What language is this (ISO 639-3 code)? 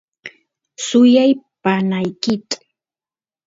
qus